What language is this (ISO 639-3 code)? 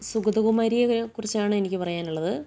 mal